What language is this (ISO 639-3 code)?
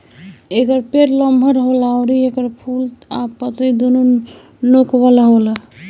bho